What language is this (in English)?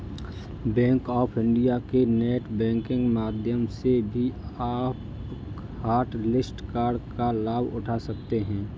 Hindi